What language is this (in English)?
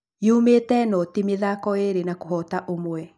Kikuyu